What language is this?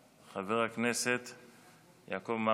Hebrew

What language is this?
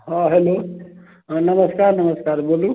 Maithili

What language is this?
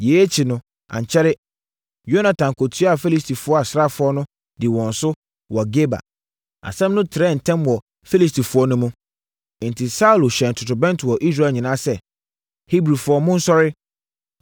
Akan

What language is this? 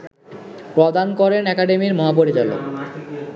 Bangla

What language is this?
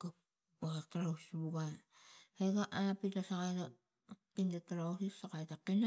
Tigak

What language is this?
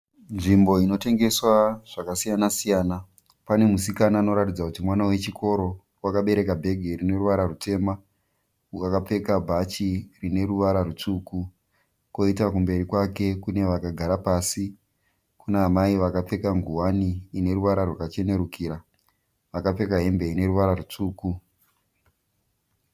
Shona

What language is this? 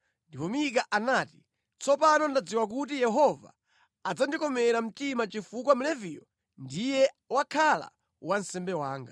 Nyanja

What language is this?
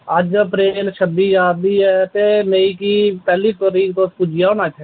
Dogri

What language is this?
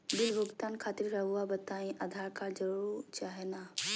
Magahi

